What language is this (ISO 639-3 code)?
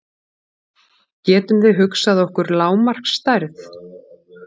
isl